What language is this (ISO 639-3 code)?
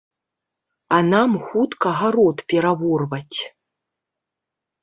bel